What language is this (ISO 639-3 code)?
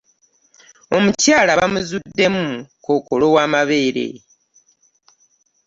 lug